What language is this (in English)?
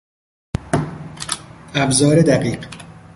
Persian